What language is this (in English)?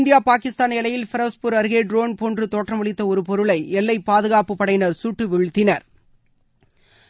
Tamil